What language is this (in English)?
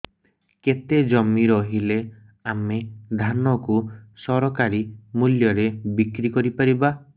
Odia